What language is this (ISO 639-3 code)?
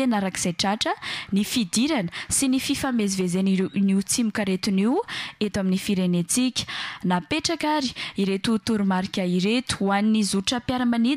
fra